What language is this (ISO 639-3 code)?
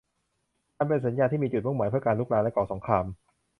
tha